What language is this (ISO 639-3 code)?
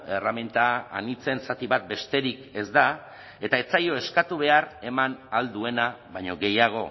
eus